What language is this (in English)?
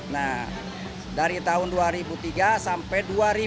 Indonesian